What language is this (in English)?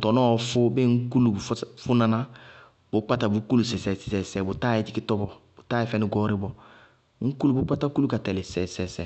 Bago-Kusuntu